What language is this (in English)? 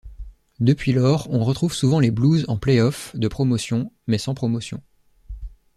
French